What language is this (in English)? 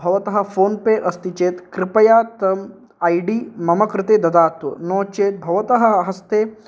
Sanskrit